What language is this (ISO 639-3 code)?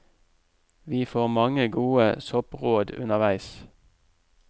nor